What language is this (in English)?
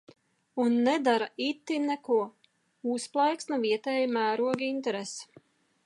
Latvian